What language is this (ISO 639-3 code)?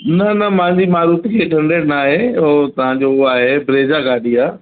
snd